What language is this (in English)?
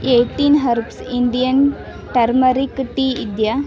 Kannada